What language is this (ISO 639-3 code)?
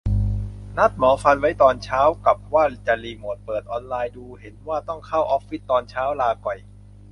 tha